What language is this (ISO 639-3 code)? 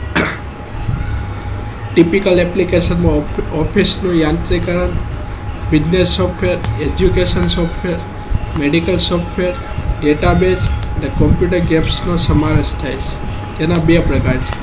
guj